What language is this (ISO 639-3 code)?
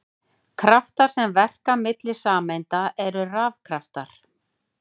isl